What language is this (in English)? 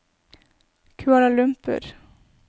Norwegian